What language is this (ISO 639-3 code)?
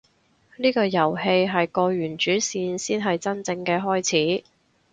yue